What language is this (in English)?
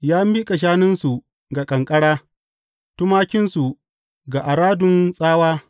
Hausa